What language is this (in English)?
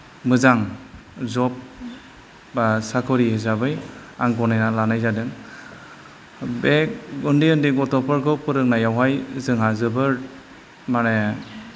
Bodo